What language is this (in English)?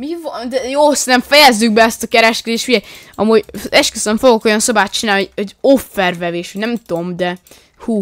Hungarian